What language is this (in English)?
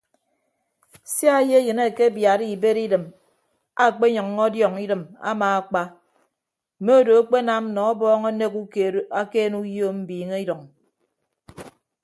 Ibibio